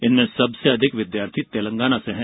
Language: Hindi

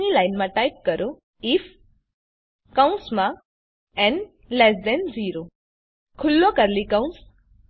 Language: Gujarati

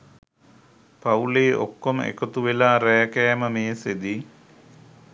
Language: Sinhala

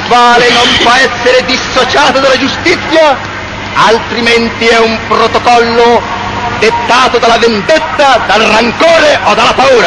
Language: Italian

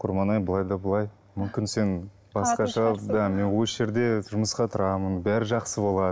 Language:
Kazakh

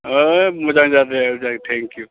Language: Bodo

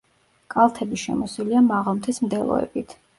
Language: Georgian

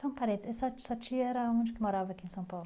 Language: Portuguese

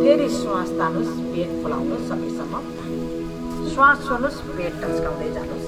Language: Romanian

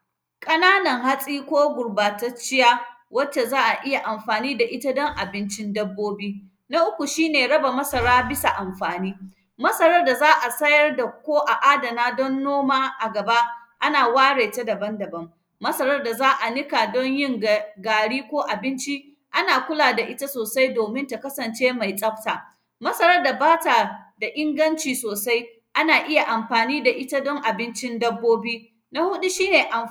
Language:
Hausa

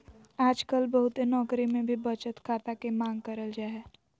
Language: Magahi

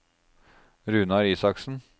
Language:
Norwegian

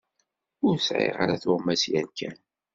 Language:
Kabyle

